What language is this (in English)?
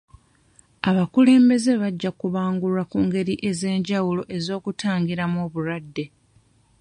Ganda